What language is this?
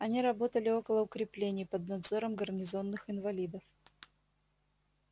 Russian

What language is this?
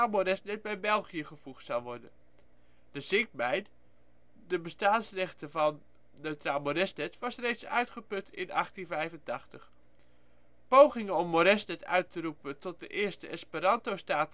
Dutch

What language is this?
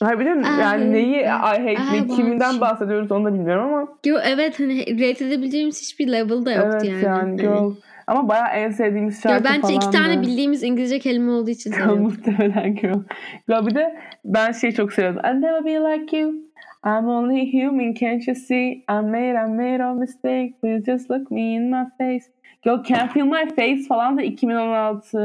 Turkish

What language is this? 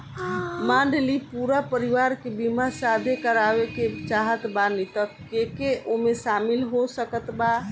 Bhojpuri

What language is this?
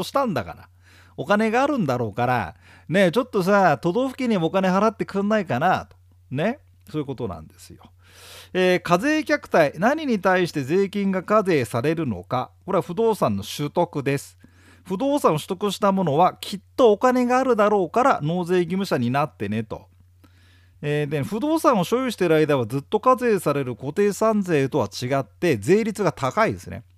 Japanese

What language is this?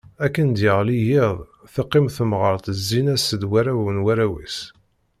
Kabyle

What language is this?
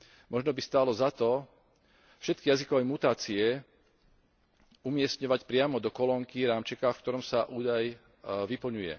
Slovak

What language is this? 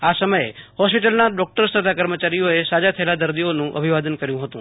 Gujarati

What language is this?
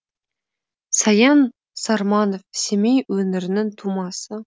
Kazakh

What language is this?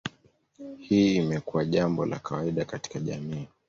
Swahili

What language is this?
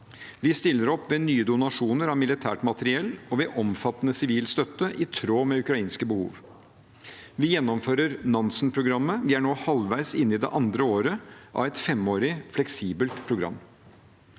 Norwegian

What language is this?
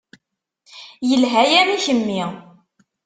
Kabyle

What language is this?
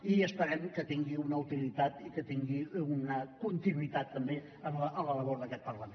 Catalan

